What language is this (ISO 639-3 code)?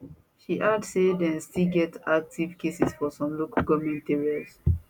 pcm